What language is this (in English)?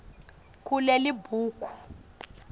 Swati